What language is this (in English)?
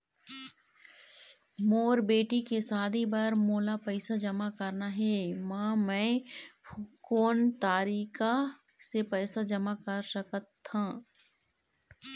Chhattisgarhi